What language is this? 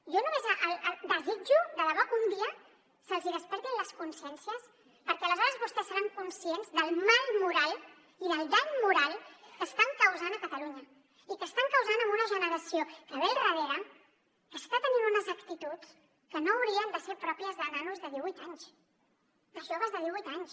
Catalan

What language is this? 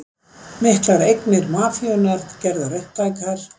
Icelandic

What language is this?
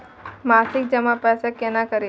Maithili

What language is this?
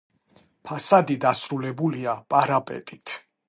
Georgian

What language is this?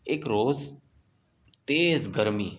Urdu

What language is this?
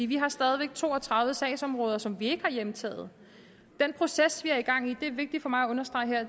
Danish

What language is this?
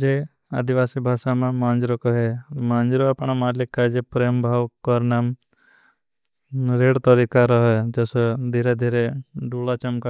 Bhili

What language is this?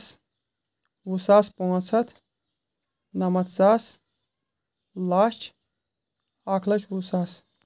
Kashmiri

